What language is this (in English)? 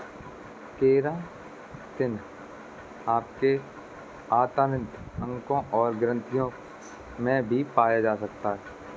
Hindi